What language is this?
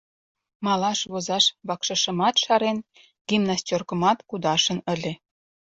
Mari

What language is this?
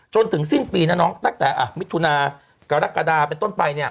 Thai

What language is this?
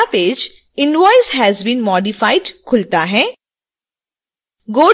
Hindi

